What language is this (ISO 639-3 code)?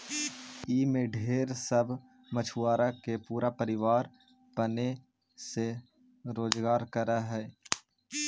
mag